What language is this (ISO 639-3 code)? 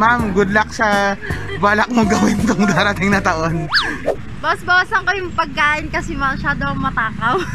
fil